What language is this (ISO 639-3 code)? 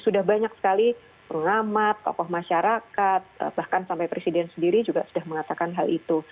ind